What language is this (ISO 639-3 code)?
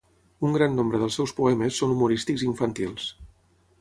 cat